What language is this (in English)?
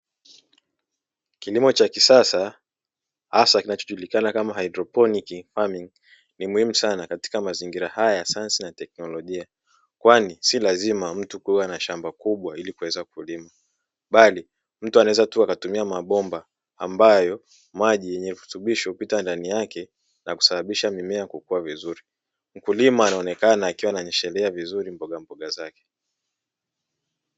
Swahili